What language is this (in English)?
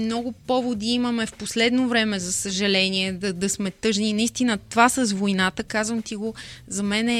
Bulgarian